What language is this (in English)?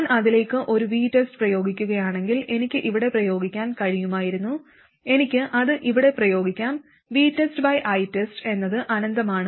Malayalam